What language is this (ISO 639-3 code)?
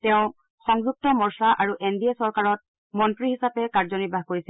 asm